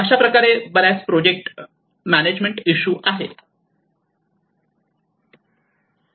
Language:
Marathi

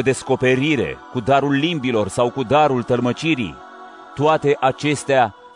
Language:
Romanian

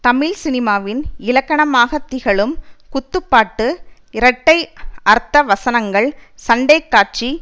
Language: Tamil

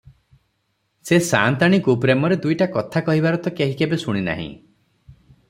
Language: Odia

